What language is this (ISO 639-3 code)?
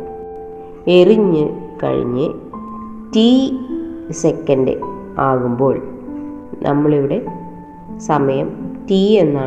mal